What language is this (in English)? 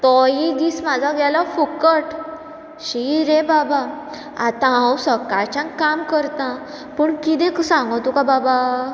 Konkani